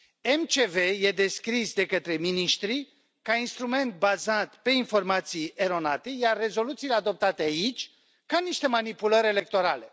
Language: Romanian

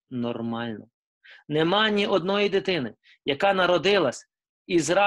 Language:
Ukrainian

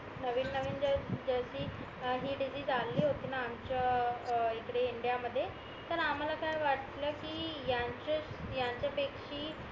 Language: Marathi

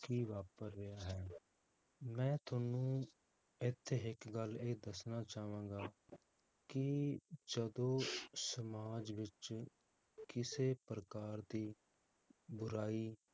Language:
Punjabi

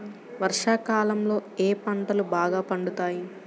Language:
Telugu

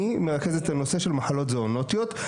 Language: Hebrew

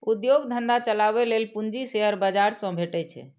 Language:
Maithili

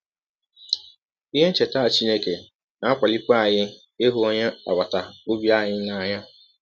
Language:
Igbo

